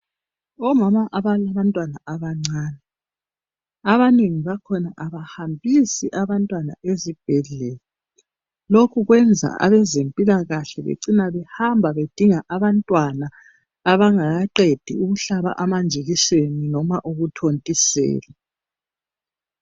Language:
North Ndebele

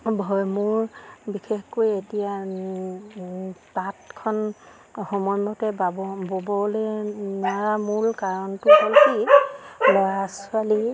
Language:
Assamese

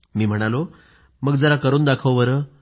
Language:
Marathi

